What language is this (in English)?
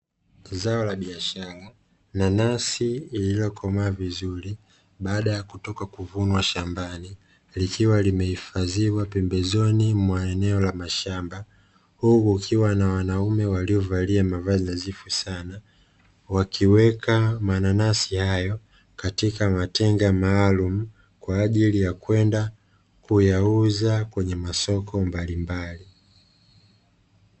Swahili